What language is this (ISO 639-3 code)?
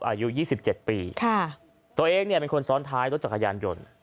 tha